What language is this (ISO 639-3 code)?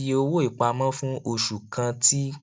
yor